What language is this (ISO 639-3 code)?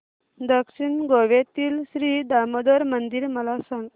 mar